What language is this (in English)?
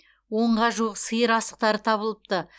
Kazakh